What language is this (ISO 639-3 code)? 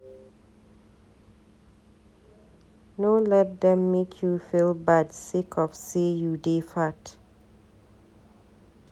pcm